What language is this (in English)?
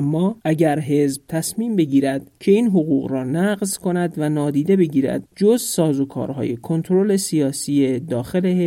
Persian